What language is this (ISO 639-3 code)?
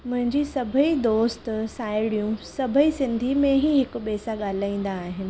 snd